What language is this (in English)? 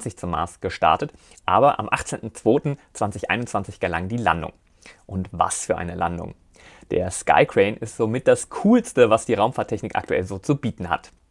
German